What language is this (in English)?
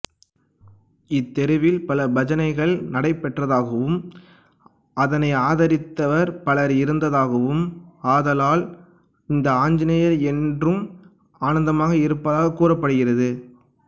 Tamil